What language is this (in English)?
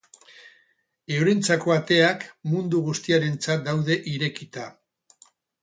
Basque